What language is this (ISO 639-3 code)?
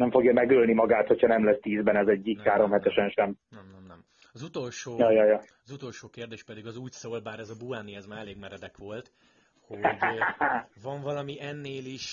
hun